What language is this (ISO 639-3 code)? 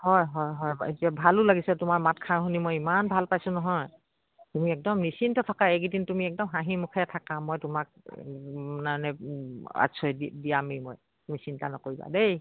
asm